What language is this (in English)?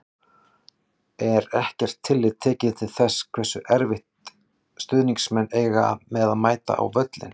Icelandic